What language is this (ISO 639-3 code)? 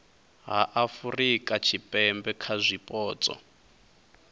ven